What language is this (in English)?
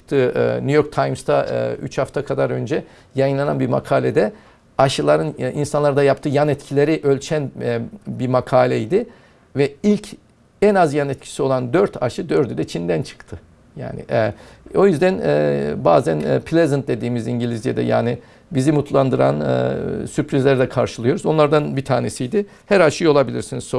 Turkish